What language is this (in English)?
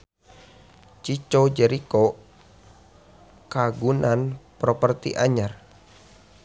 Sundanese